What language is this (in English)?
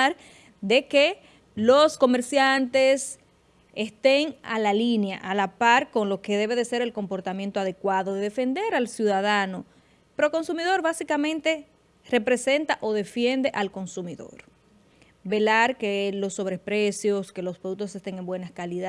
Spanish